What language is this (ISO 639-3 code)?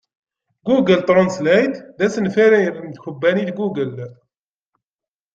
kab